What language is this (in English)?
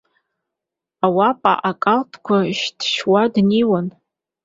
Abkhazian